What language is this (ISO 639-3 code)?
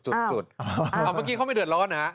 tha